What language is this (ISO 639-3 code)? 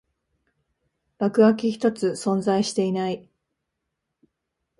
jpn